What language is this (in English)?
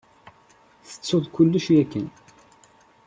Kabyle